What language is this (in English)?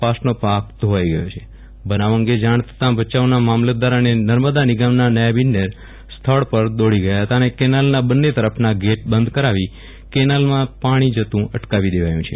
Gujarati